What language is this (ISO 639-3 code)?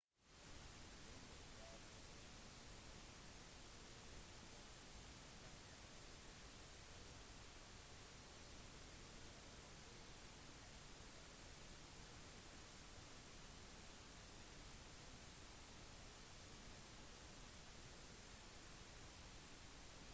nob